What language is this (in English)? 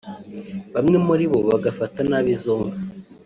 Kinyarwanda